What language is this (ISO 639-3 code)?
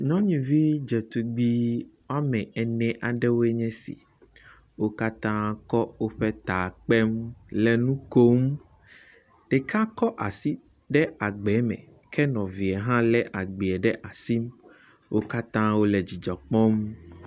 ewe